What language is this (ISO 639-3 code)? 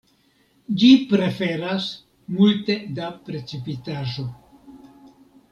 epo